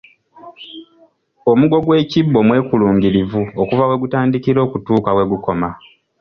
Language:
Ganda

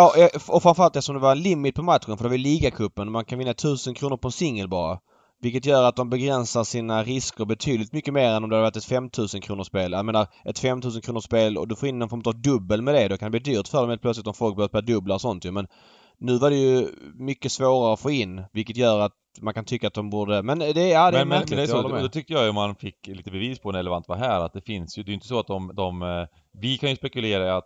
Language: Swedish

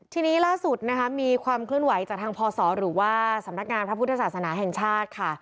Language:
Thai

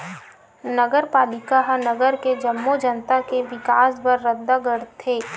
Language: Chhattisgarhi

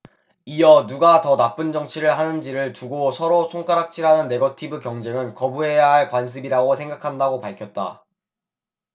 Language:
Korean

